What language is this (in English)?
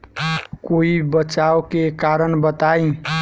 Bhojpuri